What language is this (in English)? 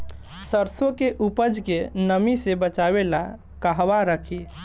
Bhojpuri